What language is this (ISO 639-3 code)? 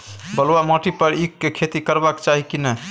mai